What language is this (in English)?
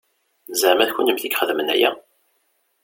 Kabyle